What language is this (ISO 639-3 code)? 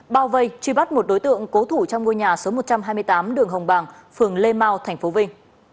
vie